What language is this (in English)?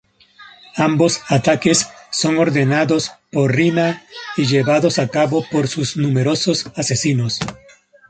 Spanish